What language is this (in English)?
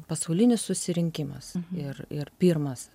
Lithuanian